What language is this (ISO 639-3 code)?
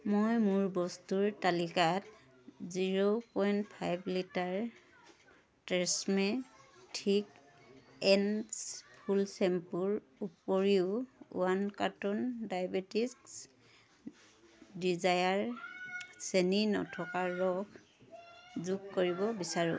asm